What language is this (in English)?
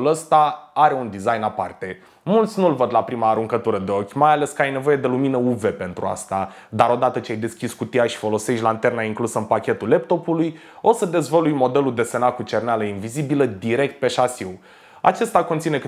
Romanian